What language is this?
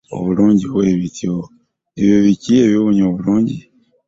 Ganda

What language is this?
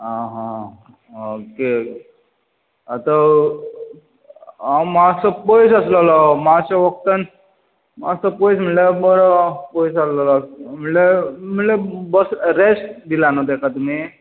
Konkani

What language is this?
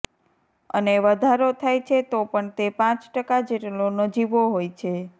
Gujarati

